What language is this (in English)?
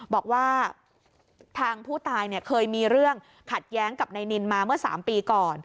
Thai